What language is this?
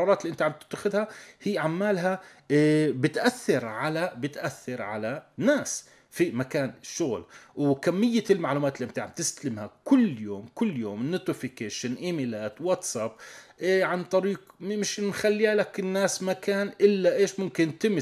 Arabic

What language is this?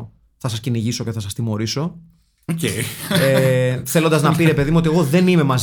Greek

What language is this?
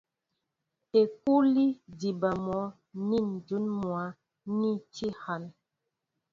Mbo (Cameroon)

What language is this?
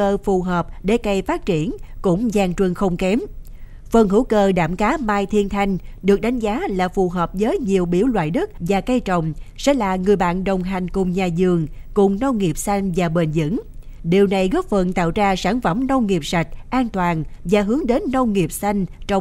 Vietnamese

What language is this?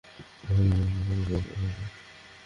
Bangla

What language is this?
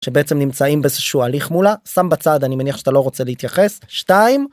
Hebrew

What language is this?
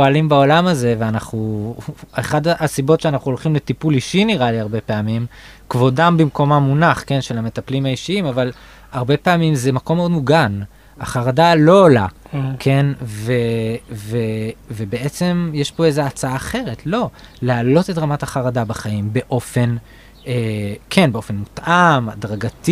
Hebrew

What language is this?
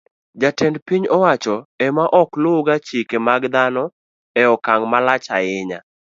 Luo (Kenya and Tanzania)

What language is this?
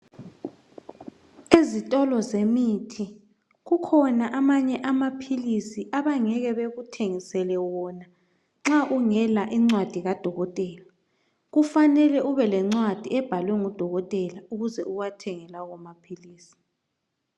North Ndebele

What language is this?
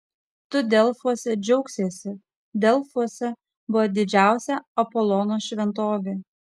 Lithuanian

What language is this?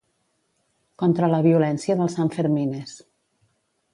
Catalan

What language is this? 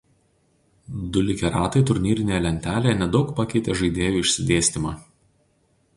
Lithuanian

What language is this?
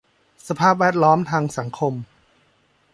Thai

